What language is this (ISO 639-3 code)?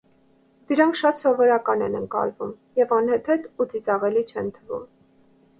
hye